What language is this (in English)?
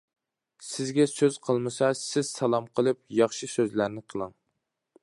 Uyghur